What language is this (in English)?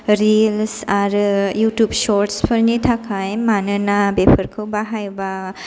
Bodo